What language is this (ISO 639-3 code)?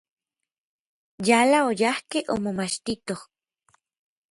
nlv